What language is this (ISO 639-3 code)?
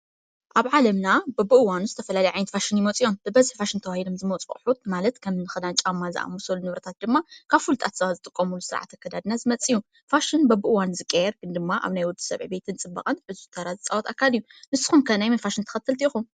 tir